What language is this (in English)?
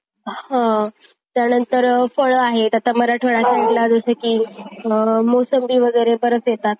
Marathi